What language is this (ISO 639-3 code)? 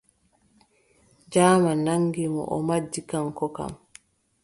fub